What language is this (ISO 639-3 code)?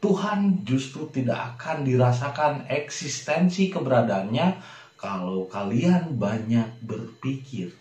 ind